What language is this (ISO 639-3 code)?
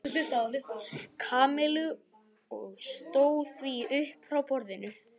isl